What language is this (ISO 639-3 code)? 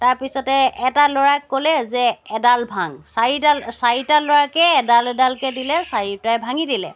asm